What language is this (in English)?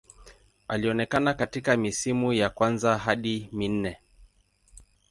Swahili